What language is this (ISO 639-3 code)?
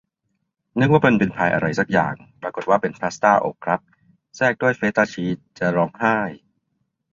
tha